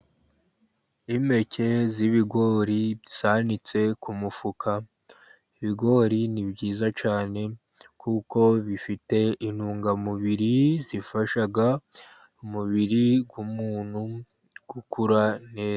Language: Kinyarwanda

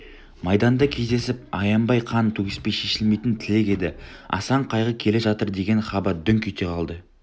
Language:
Kazakh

